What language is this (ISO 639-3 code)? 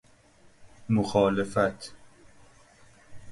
fas